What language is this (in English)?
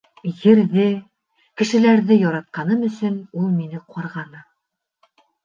Bashkir